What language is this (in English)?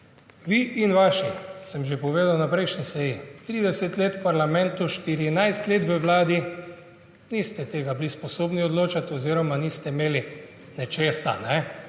Slovenian